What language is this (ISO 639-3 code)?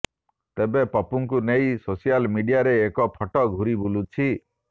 ori